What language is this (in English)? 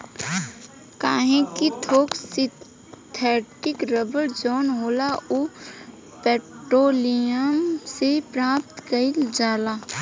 Bhojpuri